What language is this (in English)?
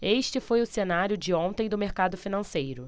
Portuguese